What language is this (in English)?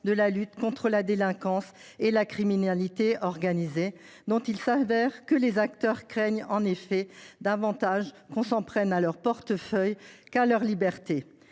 French